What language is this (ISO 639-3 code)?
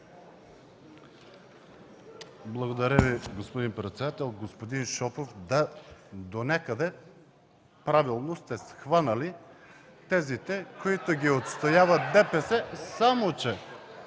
bul